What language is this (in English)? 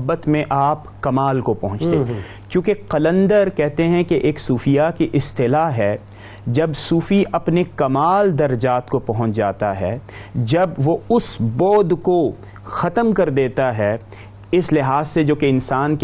Urdu